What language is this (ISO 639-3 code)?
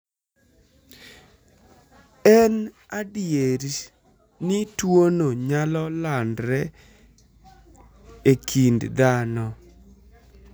luo